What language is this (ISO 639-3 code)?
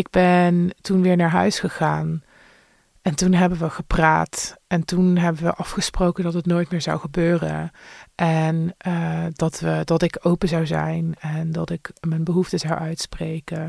nld